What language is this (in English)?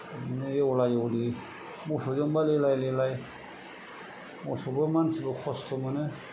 Bodo